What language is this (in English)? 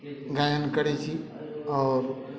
Maithili